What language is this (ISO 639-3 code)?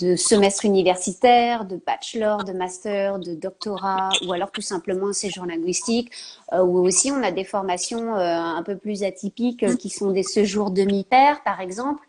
fra